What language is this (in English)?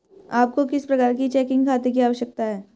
Hindi